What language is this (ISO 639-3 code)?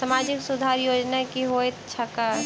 mai